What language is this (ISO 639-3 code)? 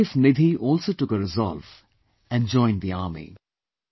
eng